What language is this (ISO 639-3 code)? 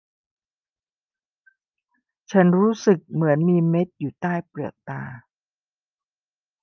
tha